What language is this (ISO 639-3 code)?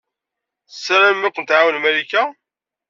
kab